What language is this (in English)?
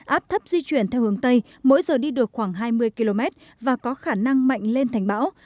Vietnamese